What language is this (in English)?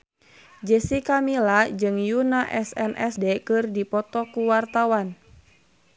Sundanese